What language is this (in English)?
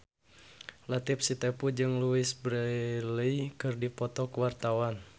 Sundanese